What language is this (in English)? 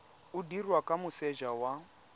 Tswana